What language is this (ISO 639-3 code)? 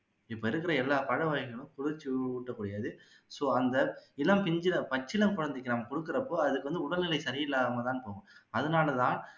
tam